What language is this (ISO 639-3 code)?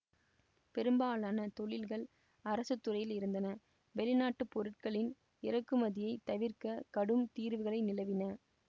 tam